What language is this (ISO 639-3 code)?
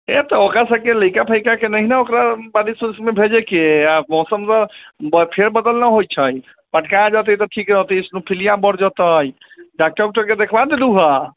mai